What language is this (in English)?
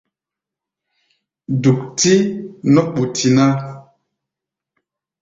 Gbaya